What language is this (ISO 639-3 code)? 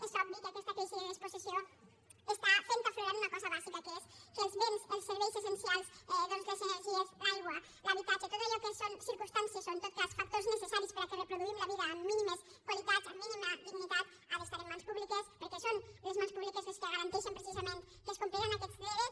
cat